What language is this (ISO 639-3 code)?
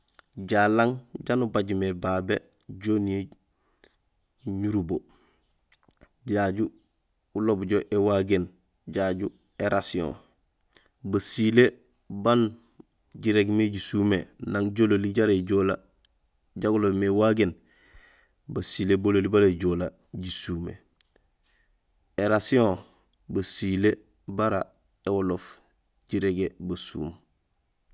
gsl